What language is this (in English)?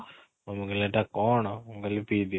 Odia